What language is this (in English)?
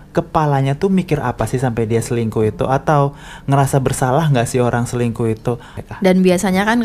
Indonesian